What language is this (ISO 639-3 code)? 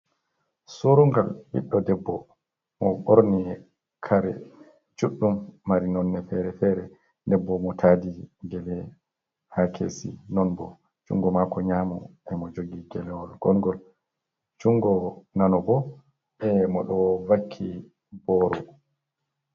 ful